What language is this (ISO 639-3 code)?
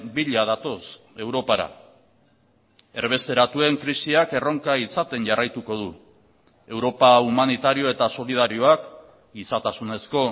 eus